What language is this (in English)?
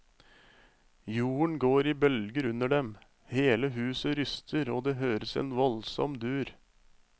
Norwegian